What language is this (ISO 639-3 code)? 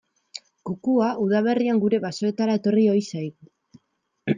eus